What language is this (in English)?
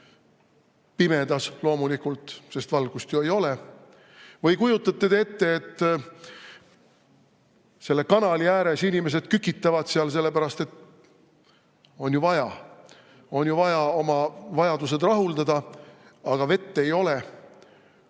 Estonian